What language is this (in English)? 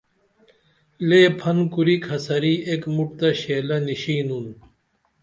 Dameli